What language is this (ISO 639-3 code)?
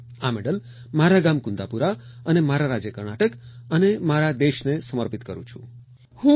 guj